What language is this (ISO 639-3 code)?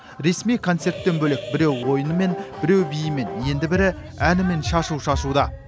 kaz